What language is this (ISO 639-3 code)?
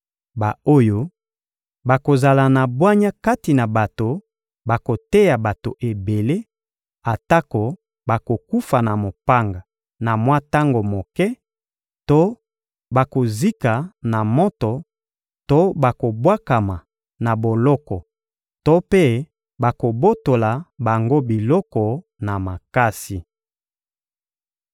lin